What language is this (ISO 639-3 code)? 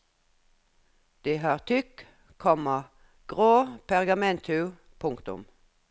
nor